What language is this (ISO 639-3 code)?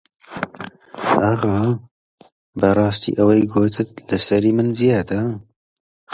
ckb